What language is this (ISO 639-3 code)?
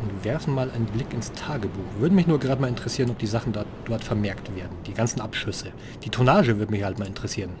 deu